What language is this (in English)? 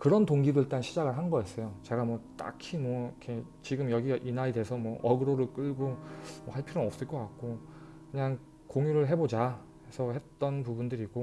Korean